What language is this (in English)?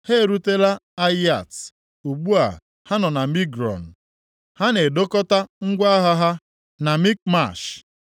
Igbo